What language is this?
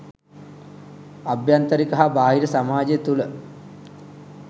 Sinhala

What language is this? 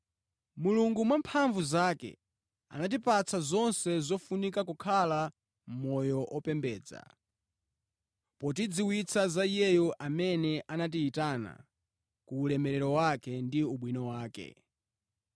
Nyanja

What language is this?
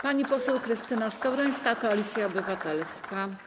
Polish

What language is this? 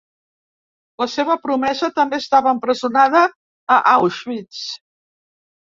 Catalan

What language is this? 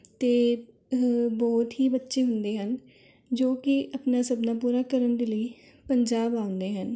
Punjabi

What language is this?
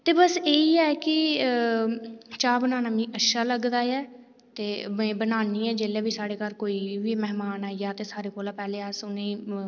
Dogri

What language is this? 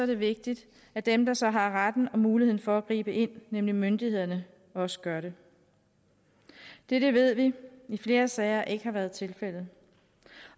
Danish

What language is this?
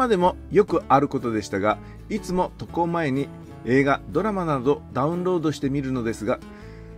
Japanese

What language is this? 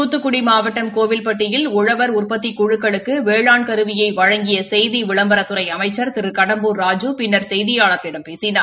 Tamil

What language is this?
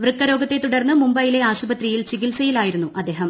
Malayalam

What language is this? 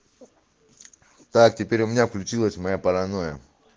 Russian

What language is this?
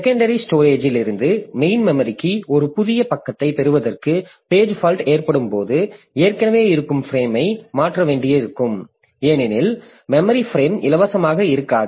Tamil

